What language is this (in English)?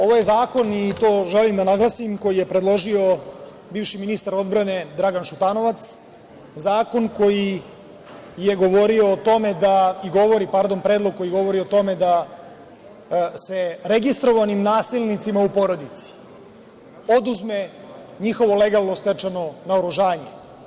Serbian